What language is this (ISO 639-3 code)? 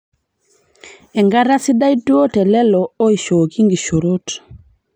mas